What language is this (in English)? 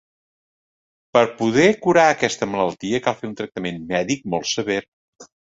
Catalan